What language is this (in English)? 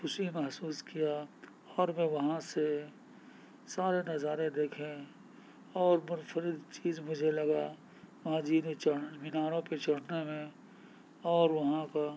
Urdu